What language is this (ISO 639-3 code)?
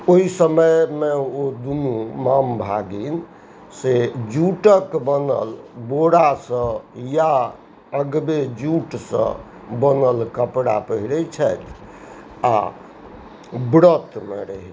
mai